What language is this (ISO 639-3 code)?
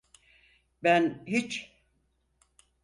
tur